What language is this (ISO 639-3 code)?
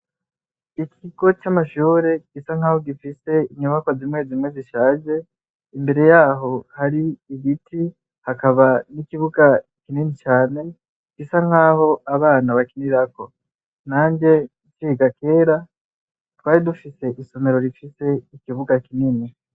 run